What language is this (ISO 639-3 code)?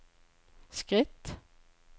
nor